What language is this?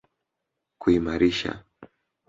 Swahili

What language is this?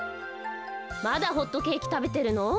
Japanese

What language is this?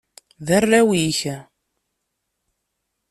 Kabyle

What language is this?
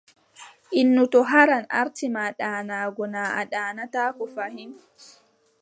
Adamawa Fulfulde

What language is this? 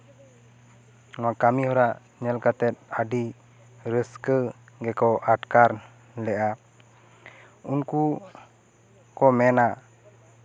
Santali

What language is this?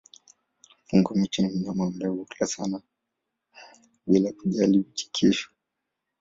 Swahili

